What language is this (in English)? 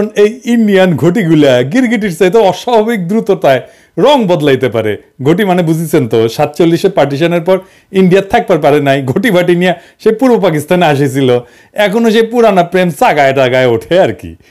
Bangla